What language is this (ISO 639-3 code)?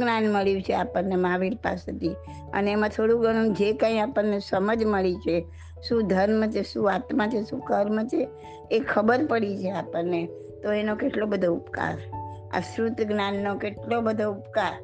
guj